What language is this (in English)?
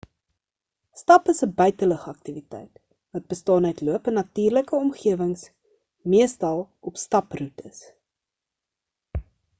Afrikaans